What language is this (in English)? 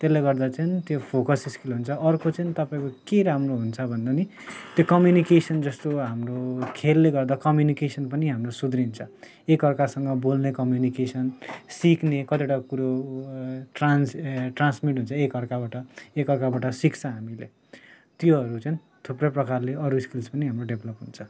Nepali